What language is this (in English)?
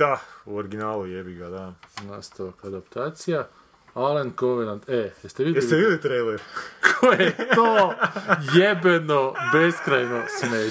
Croatian